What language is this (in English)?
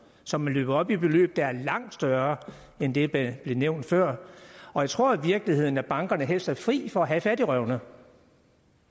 Danish